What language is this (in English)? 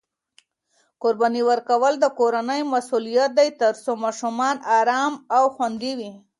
Pashto